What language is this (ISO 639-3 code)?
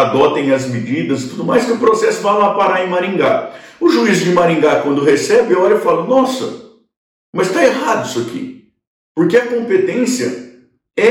por